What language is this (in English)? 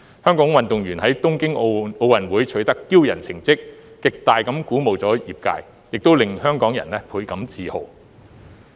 Cantonese